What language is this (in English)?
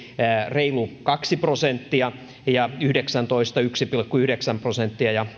Finnish